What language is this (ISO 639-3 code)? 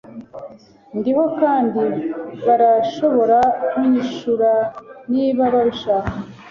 kin